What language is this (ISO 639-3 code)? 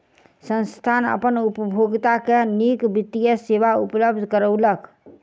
mai